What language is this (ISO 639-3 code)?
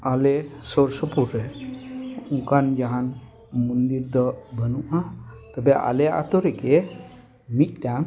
sat